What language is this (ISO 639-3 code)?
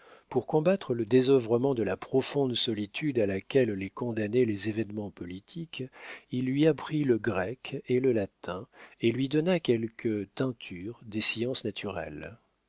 fra